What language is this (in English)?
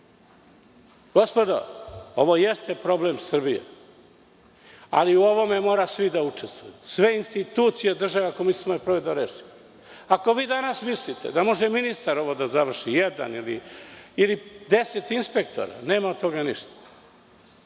Serbian